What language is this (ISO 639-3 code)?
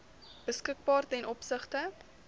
afr